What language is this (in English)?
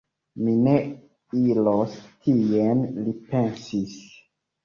Esperanto